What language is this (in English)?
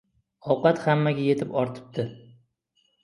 Uzbek